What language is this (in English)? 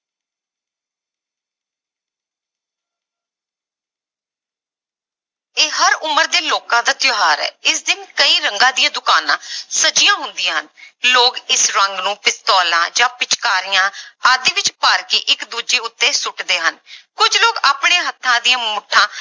Punjabi